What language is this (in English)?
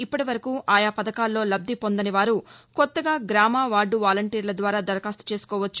Telugu